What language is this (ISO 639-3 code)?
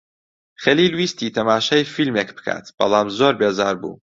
ckb